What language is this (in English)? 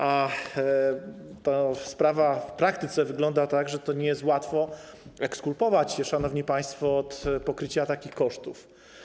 Polish